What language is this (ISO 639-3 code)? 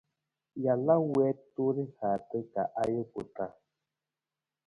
nmz